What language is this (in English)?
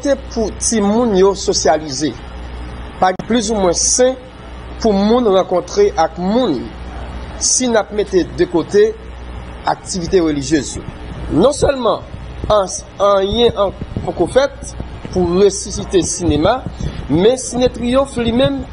French